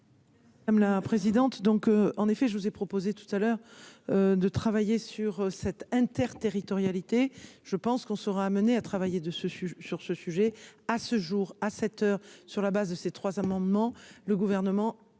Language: French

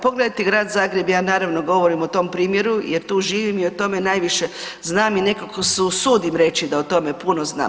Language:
Croatian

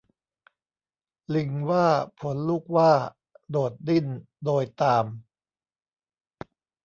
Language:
Thai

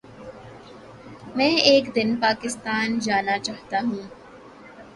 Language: Urdu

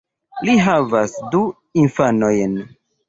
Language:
Esperanto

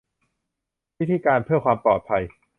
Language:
Thai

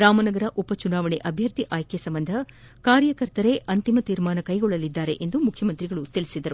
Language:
Kannada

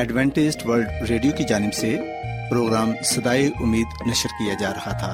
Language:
Urdu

